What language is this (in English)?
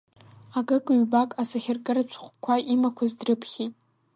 Abkhazian